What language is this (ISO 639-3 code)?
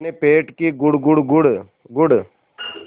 hin